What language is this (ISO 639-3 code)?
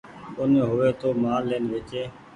gig